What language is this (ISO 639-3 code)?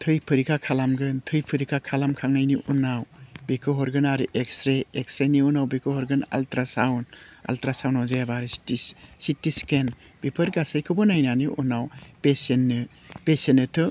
brx